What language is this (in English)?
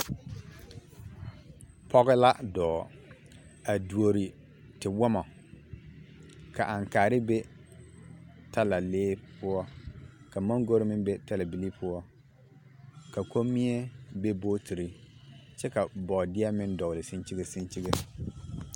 Southern Dagaare